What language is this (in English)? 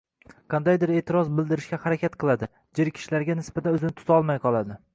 Uzbek